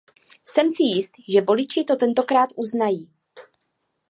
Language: Czech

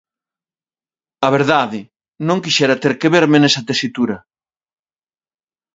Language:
Galician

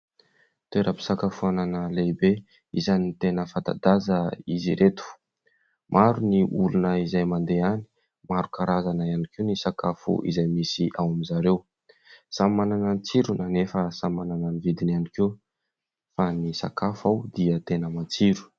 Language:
Malagasy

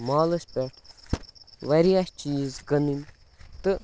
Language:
Kashmiri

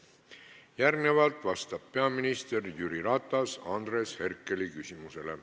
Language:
Estonian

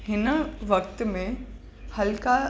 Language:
Sindhi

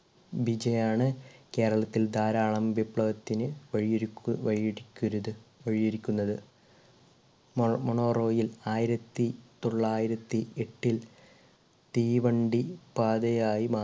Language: Malayalam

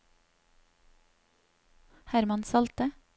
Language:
Norwegian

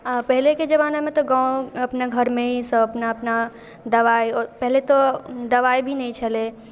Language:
Maithili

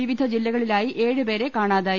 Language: Malayalam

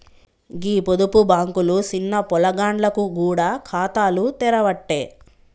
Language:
Telugu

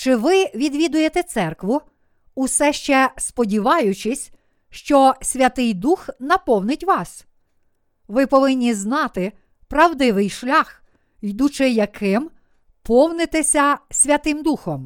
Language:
Ukrainian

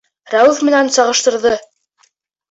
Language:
Bashkir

